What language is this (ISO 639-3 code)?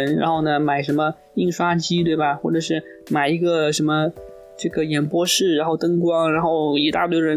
zho